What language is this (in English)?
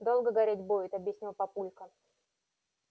Russian